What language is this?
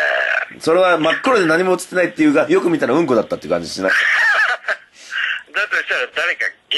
Japanese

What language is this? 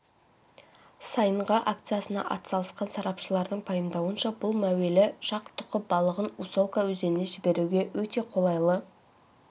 Kazakh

